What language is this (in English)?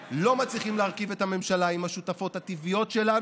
Hebrew